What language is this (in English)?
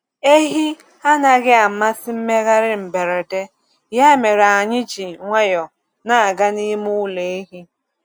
Igbo